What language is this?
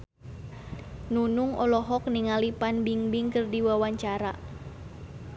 Sundanese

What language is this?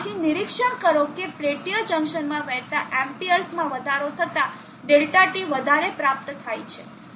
Gujarati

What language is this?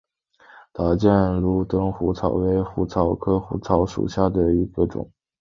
Chinese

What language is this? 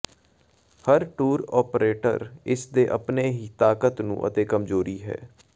Punjabi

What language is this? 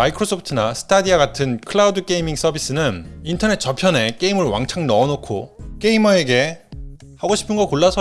Korean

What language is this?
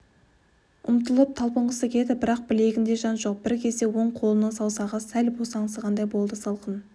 Kazakh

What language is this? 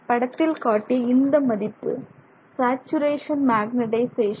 Tamil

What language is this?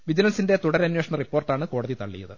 Malayalam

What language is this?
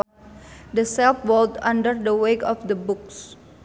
Sundanese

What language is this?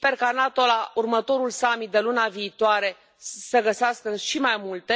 Romanian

